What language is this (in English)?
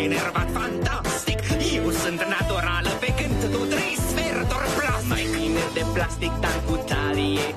Romanian